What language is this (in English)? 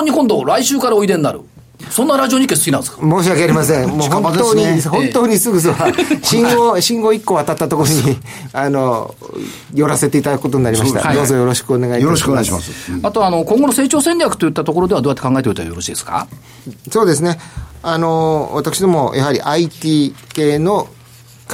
Japanese